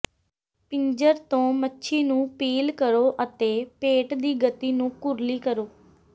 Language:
Punjabi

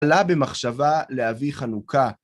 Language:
Hebrew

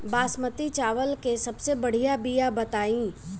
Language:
Bhojpuri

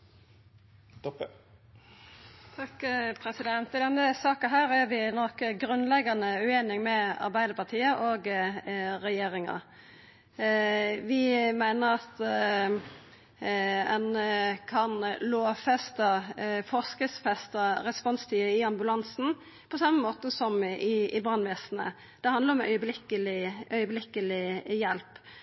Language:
Norwegian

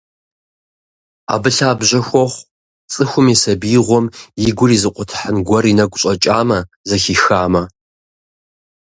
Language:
Kabardian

